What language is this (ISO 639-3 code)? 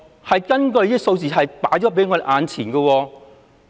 yue